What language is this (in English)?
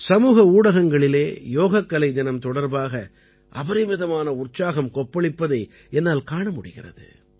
Tamil